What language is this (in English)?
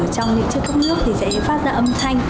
Vietnamese